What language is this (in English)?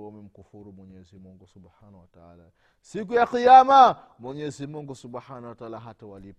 Swahili